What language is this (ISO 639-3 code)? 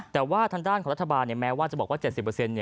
tha